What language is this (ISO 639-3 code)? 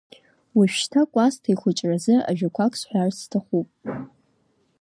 abk